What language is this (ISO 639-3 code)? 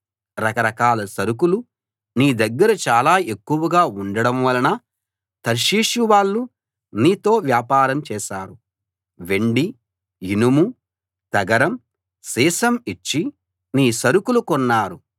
tel